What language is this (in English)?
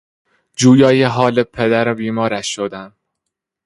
Persian